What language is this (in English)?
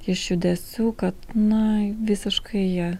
Lithuanian